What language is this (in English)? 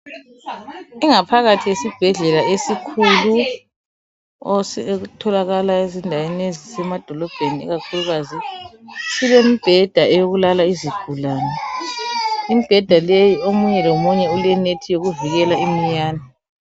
North Ndebele